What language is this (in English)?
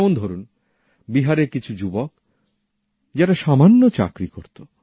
Bangla